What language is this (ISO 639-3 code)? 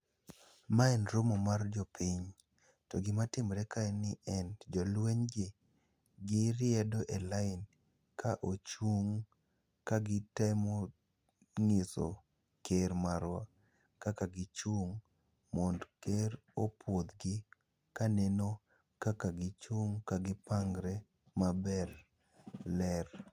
luo